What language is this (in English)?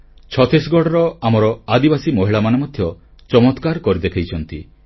Odia